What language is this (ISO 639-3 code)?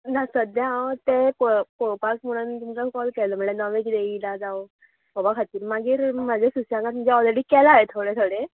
kok